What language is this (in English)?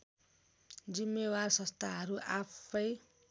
Nepali